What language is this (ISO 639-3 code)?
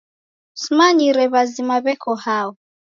dav